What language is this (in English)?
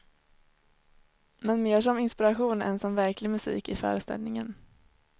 Swedish